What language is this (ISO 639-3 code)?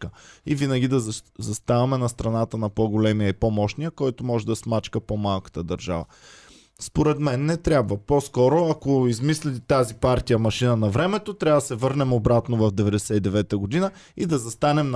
bul